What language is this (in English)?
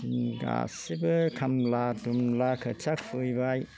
Bodo